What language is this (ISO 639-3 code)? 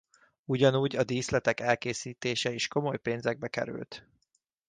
hun